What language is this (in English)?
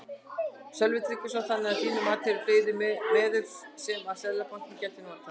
Icelandic